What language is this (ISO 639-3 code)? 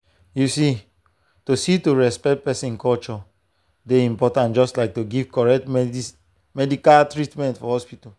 pcm